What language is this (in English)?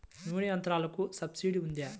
Telugu